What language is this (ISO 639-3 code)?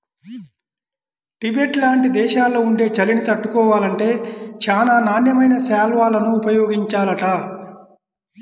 tel